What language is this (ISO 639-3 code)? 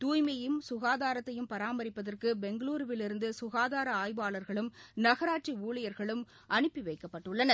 tam